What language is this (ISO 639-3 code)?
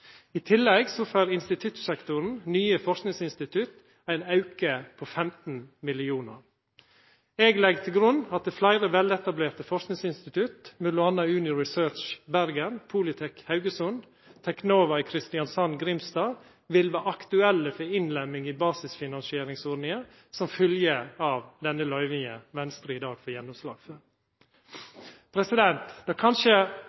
nno